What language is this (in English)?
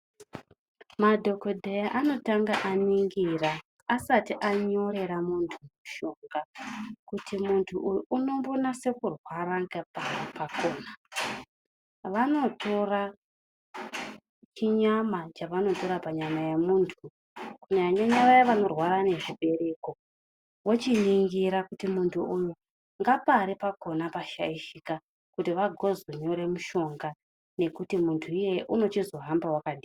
Ndau